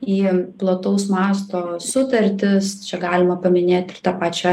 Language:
Lithuanian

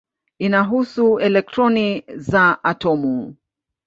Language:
Swahili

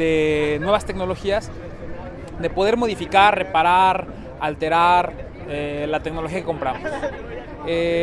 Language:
Spanish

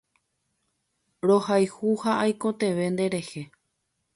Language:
Guarani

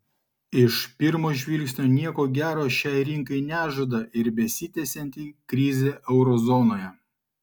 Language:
Lithuanian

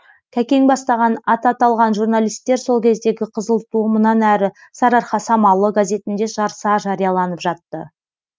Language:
Kazakh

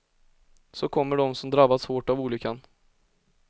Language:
Swedish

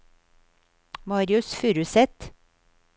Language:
Norwegian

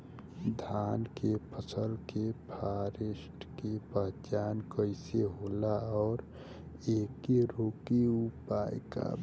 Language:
Bhojpuri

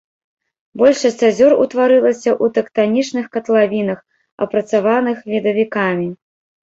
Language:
Belarusian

